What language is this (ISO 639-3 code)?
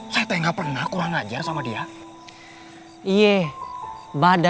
ind